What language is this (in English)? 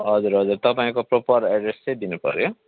Nepali